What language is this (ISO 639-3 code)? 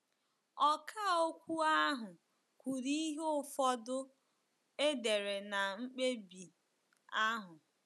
ibo